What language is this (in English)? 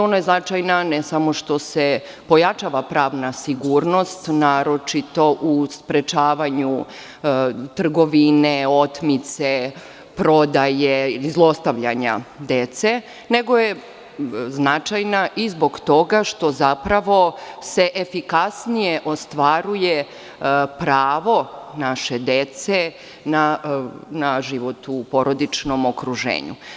Serbian